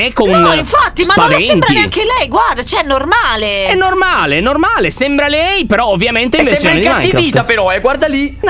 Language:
Italian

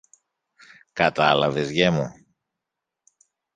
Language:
Greek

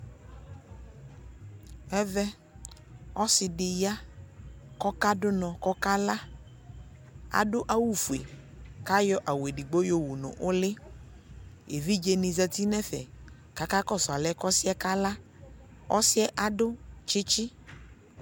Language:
Ikposo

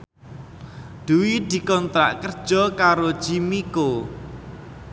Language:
Javanese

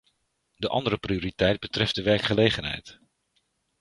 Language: Dutch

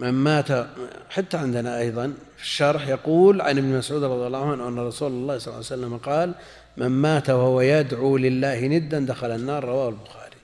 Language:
Arabic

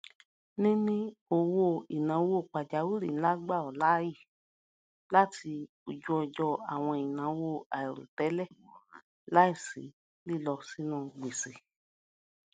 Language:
Yoruba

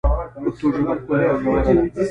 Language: Pashto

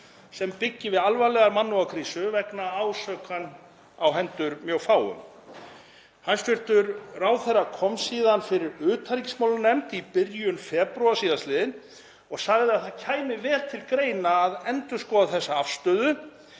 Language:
Icelandic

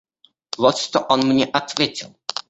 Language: Russian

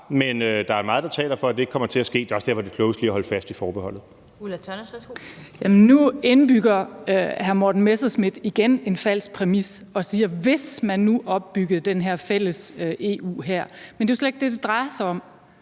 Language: Danish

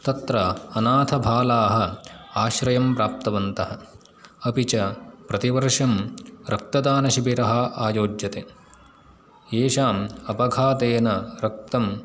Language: Sanskrit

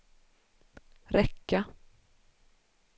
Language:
Swedish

